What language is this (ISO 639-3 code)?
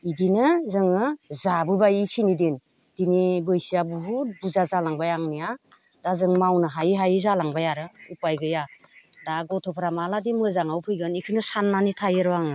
brx